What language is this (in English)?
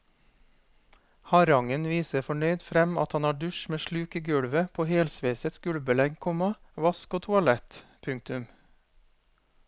Norwegian